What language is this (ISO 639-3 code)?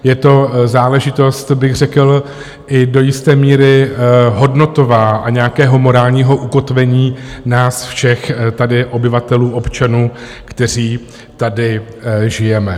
ces